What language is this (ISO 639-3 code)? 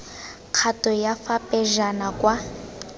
tsn